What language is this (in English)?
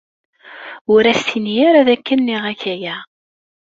Kabyle